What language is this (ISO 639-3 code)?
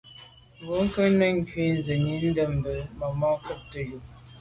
byv